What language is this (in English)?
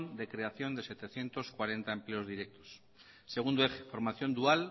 Spanish